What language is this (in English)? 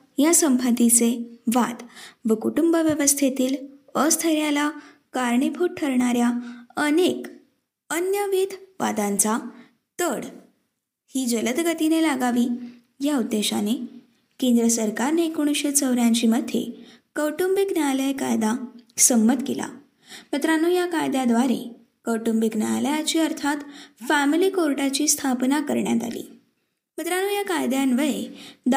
Marathi